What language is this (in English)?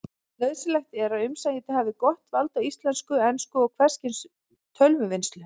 Icelandic